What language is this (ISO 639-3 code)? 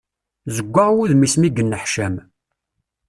kab